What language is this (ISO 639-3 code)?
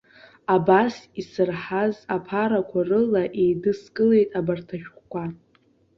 abk